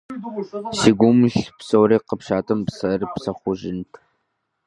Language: Kabardian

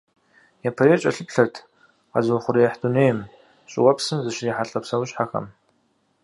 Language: Kabardian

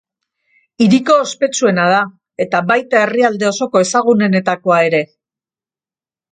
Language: Basque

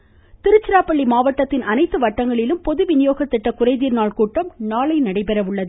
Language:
Tamil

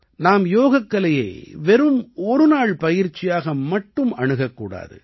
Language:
Tamil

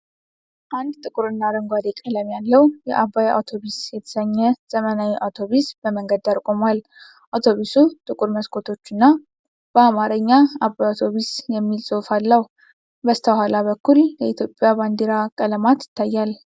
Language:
Amharic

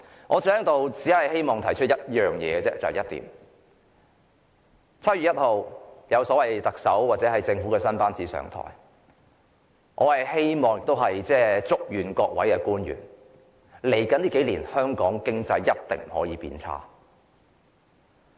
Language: Cantonese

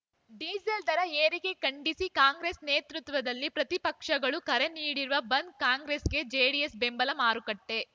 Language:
Kannada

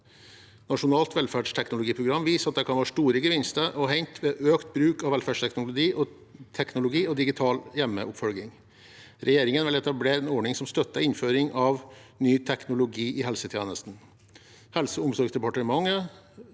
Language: Norwegian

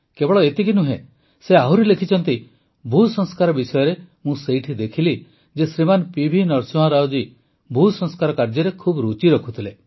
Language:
Odia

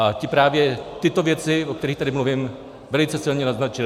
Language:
Czech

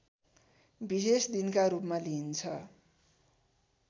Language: Nepali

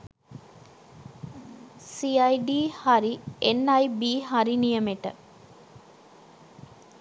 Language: Sinhala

